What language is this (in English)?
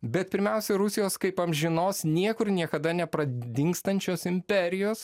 Lithuanian